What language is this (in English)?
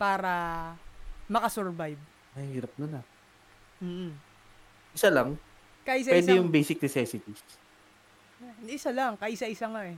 Filipino